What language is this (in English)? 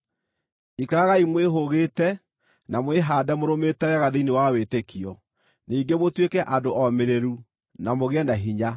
Kikuyu